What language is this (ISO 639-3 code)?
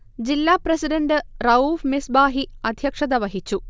mal